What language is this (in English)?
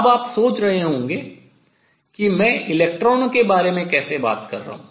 Hindi